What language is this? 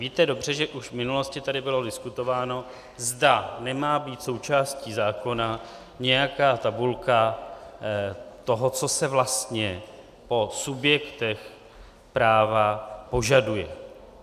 Czech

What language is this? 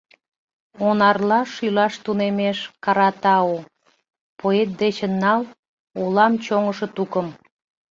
Mari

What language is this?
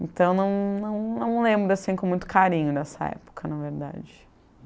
Portuguese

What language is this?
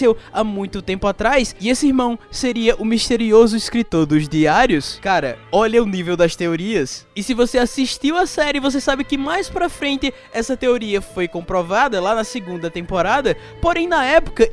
Portuguese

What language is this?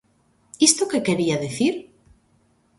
Galician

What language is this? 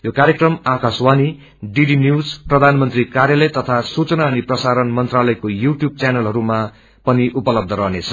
Nepali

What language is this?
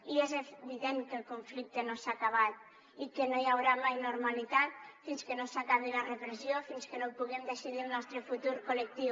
Catalan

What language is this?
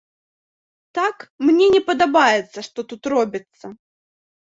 Belarusian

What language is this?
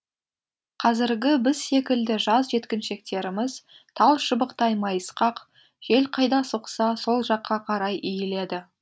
Kazakh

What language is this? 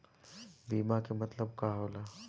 Bhojpuri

